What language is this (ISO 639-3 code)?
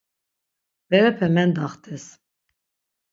lzz